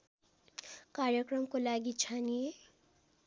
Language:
Nepali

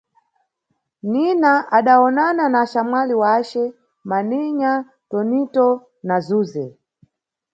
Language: Nyungwe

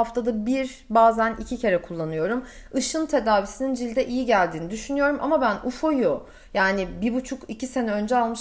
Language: Turkish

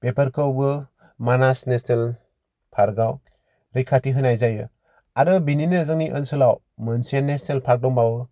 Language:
Bodo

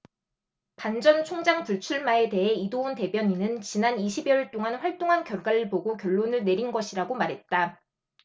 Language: Korean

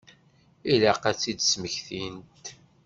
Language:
Kabyle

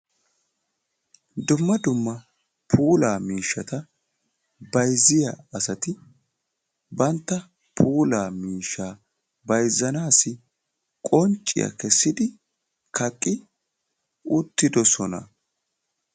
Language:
Wolaytta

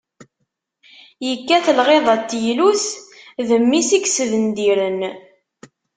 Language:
Kabyle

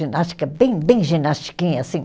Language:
Portuguese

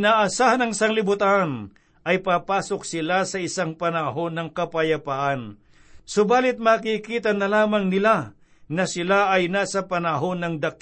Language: Filipino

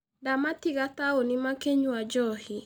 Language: Kikuyu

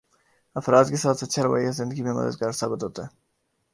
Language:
Urdu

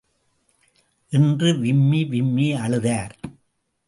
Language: Tamil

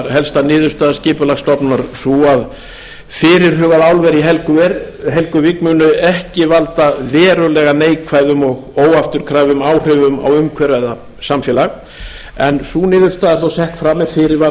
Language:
Icelandic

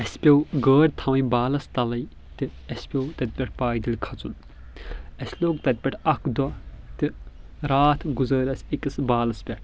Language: Kashmiri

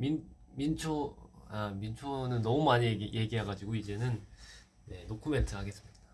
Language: Korean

